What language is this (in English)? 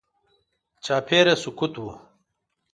Pashto